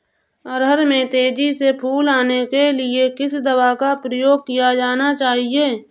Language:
Hindi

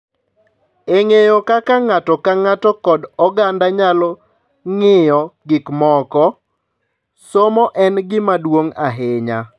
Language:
Luo (Kenya and Tanzania)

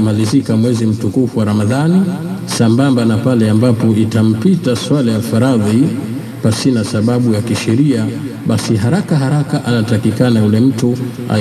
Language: Swahili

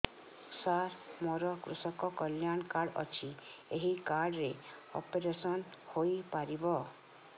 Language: Odia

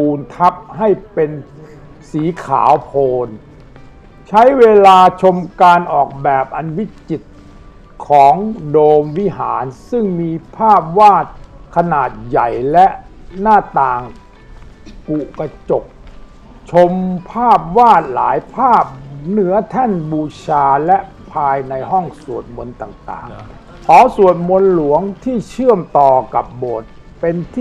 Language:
Thai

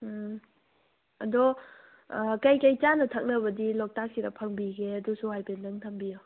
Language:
Manipuri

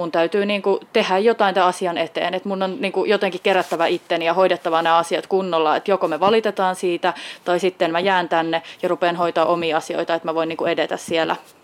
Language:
Finnish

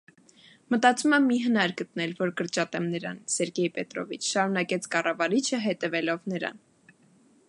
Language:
Armenian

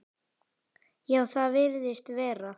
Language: Icelandic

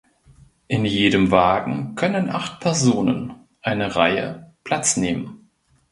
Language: German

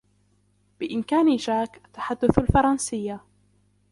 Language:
Arabic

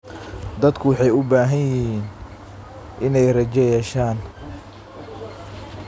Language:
Somali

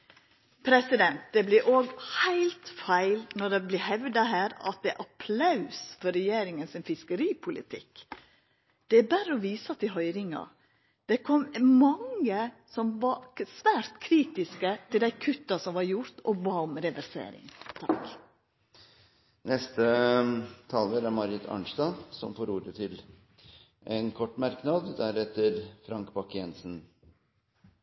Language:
Norwegian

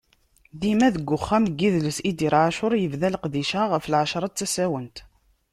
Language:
Kabyle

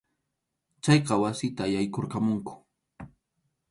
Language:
Arequipa-La Unión Quechua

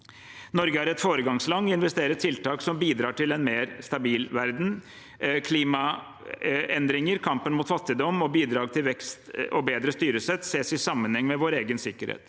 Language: Norwegian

